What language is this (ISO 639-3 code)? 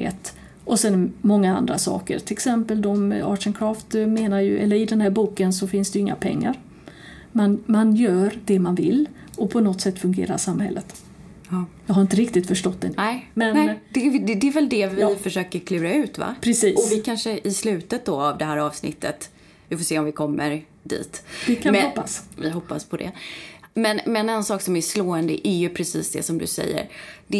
swe